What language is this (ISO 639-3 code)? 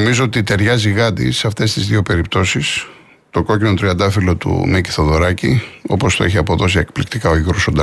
ell